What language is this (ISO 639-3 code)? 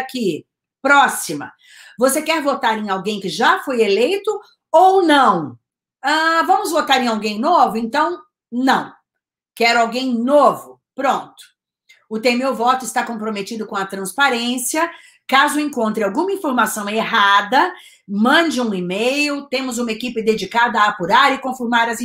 por